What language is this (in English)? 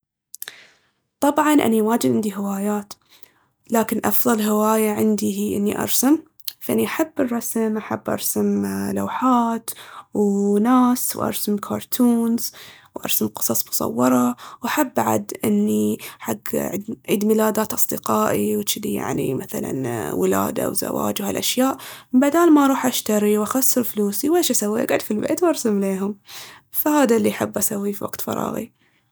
Baharna Arabic